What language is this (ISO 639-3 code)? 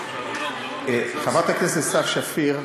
heb